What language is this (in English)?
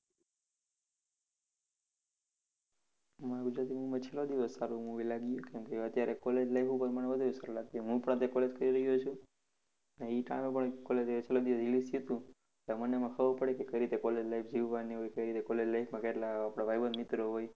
Gujarati